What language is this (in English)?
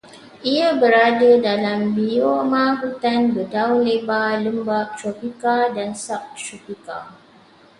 Malay